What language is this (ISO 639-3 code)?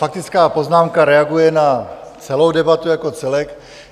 ces